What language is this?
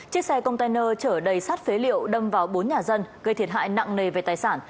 Vietnamese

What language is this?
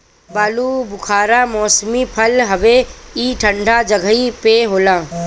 Bhojpuri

